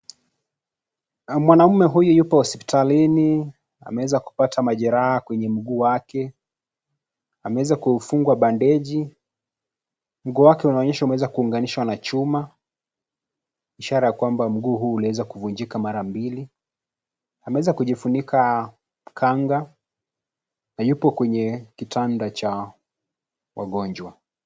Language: Swahili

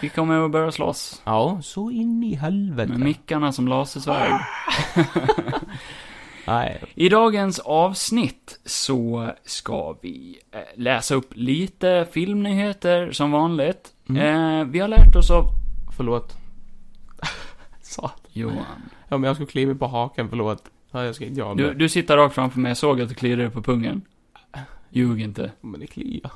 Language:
Swedish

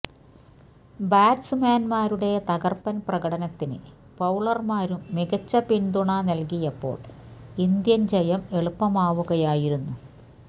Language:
Malayalam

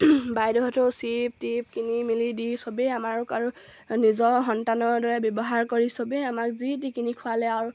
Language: Assamese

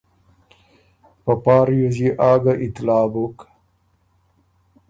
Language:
Ormuri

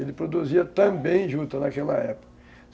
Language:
Portuguese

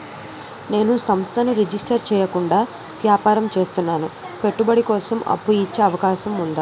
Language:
Telugu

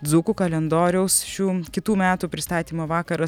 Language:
Lithuanian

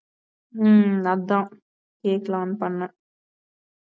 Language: Tamil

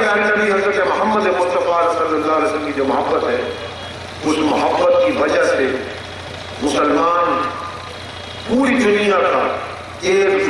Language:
Romanian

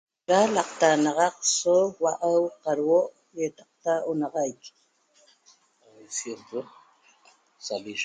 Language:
Toba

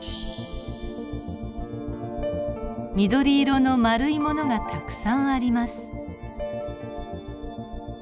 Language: Japanese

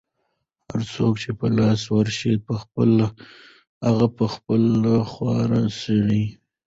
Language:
Pashto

